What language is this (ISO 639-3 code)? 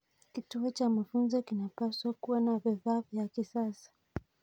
kln